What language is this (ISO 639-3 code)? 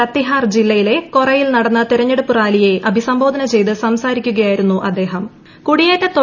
mal